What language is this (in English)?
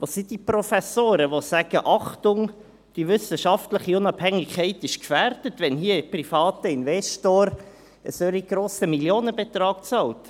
Swiss German